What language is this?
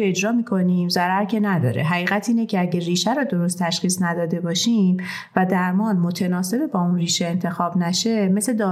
Persian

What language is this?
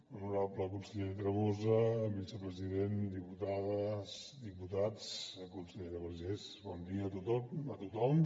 Catalan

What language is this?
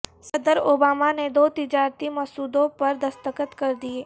Urdu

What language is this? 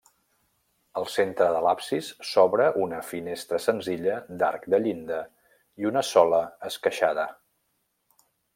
Catalan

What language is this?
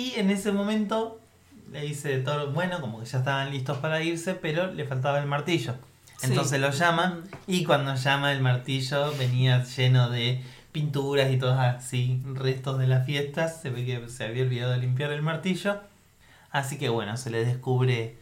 Spanish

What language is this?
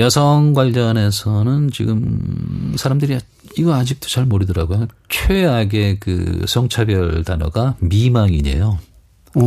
Korean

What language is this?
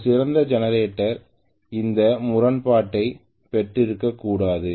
Tamil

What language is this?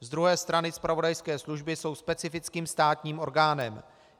Czech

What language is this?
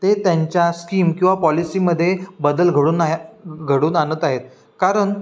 Marathi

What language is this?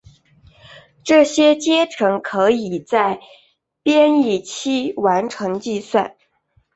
Chinese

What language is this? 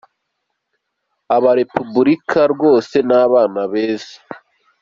Kinyarwanda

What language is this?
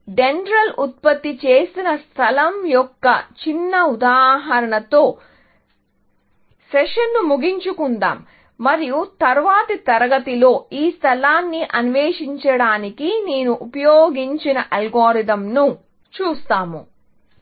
Telugu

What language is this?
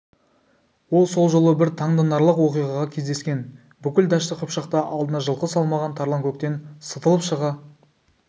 Kazakh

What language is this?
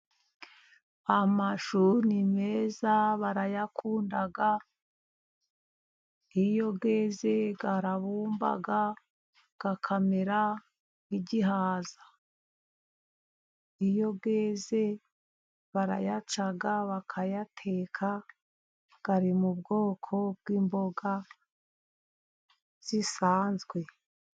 Kinyarwanda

